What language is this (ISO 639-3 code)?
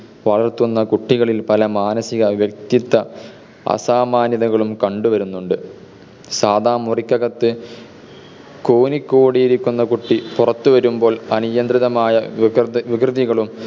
mal